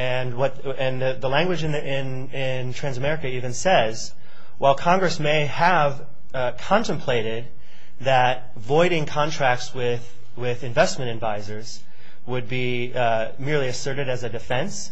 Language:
English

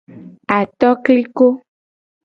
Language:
Gen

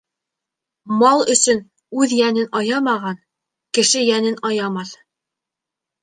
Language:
Bashkir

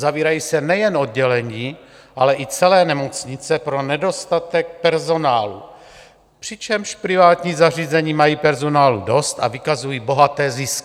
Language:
Czech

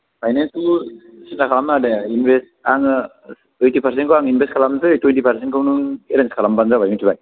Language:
Bodo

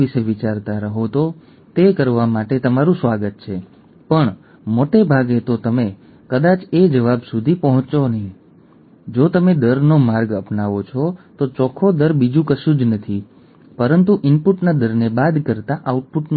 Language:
Gujarati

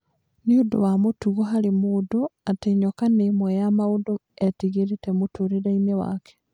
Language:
Kikuyu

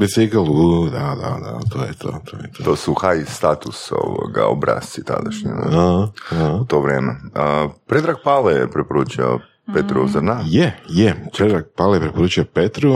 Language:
Croatian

